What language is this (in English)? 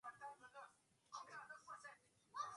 Swahili